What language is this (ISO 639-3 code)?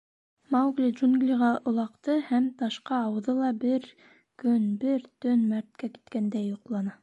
bak